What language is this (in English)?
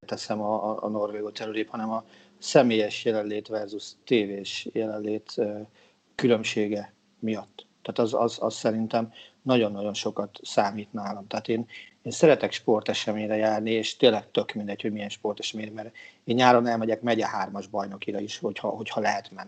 Hungarian